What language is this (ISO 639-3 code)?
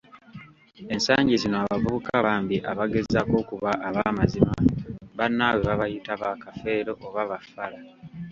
lug